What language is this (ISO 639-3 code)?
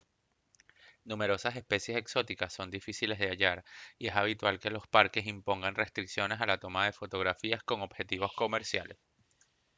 spa